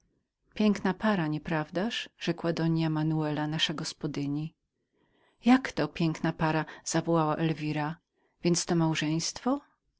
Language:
Polish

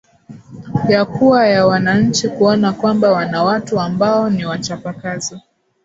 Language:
Swahili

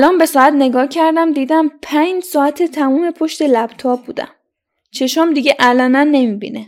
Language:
Persian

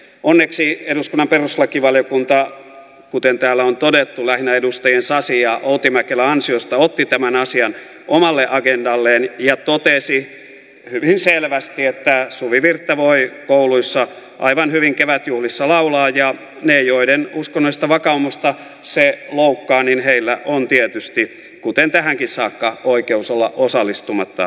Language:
Finnish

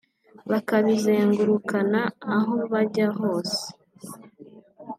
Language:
Kinyarwanda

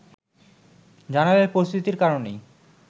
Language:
Bangla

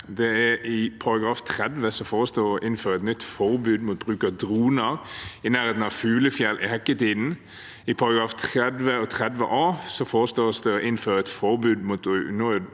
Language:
Norwegian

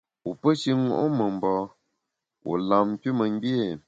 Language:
Bamun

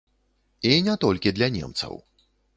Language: Belarusian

